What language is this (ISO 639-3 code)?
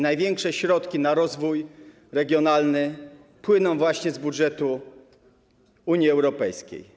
pol